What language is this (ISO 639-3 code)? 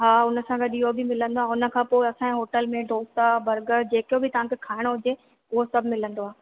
snd